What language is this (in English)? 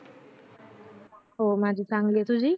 Marathi